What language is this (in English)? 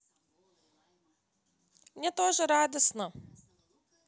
Russian